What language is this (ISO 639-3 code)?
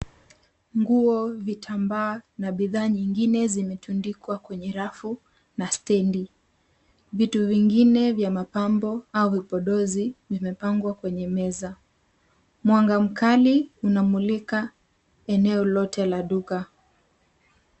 swa